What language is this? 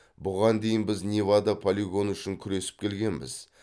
Kazakh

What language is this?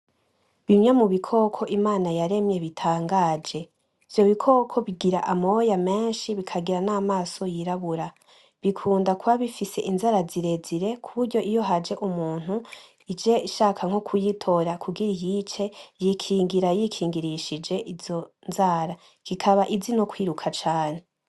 Rundi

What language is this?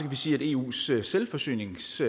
Danish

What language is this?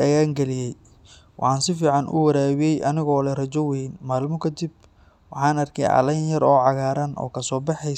Somali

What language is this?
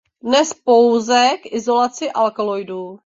Czech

